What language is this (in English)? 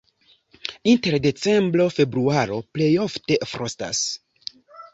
Esperanto